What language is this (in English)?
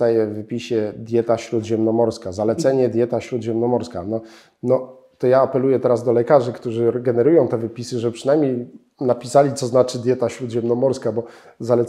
Polish